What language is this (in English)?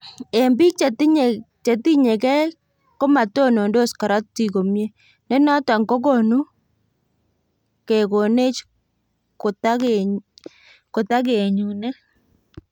Kalenjin